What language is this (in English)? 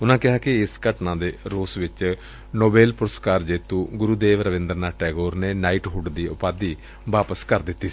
Punjabi